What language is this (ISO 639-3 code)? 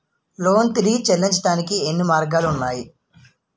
tel